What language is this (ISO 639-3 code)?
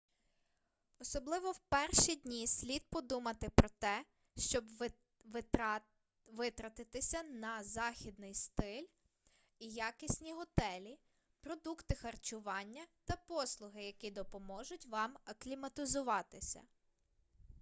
ukr